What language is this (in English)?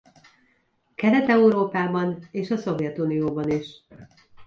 Hungarian